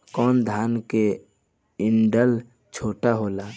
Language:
Bhojpuri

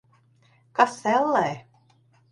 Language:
Latvian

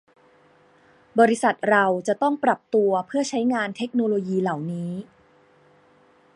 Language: Thai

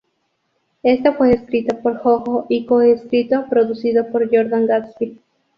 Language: Spanish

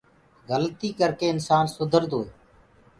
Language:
Gurgula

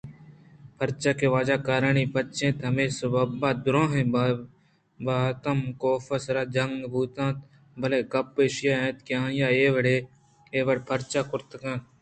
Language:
Eastern Balochi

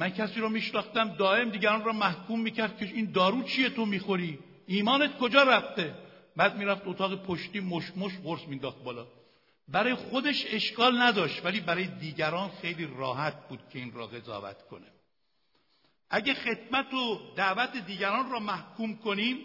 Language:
Persian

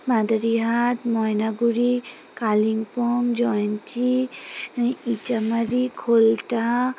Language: Bangla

